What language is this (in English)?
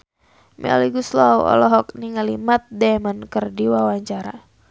Sundanese